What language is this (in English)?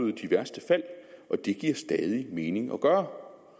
Danish